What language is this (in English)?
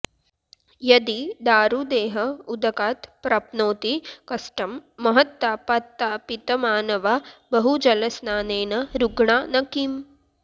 Sanskrit